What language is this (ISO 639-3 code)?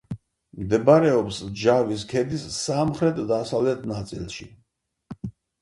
kat